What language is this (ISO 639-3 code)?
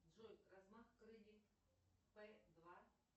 rus